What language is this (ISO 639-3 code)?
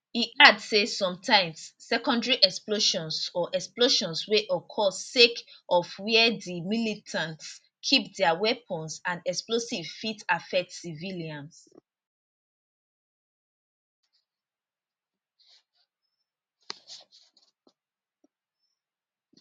pcm